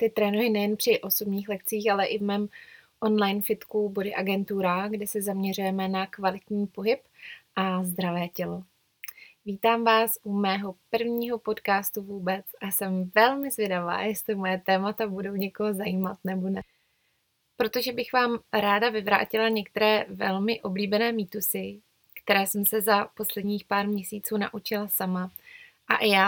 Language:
Czech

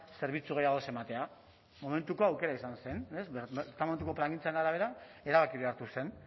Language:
Basque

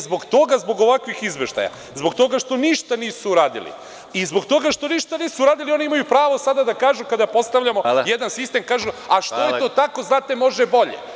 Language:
Serbian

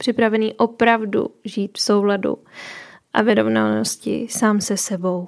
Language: Czech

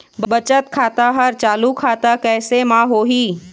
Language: Chhattisgarhi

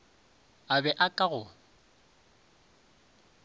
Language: Northern Sotho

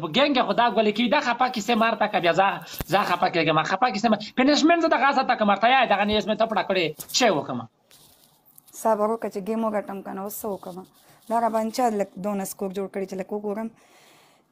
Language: Arabic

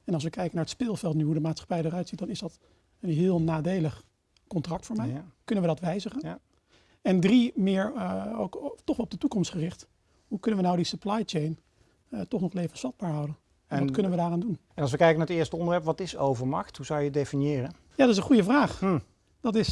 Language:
Dutch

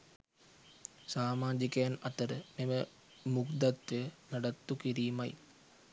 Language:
Sinhala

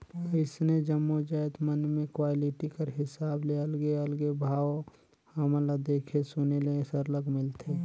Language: Chhattisgarhi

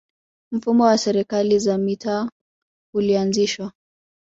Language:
Swahili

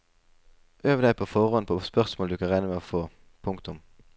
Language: Norwegian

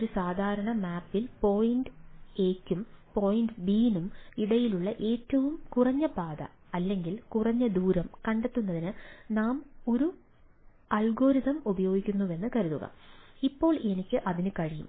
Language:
Malayalam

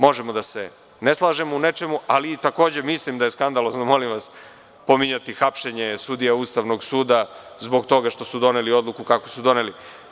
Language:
Serbian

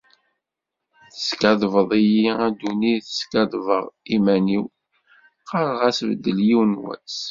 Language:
Kabyle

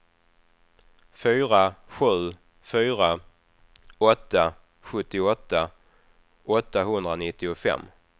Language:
Swedish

